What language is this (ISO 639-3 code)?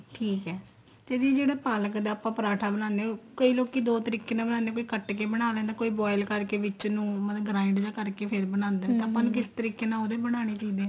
pan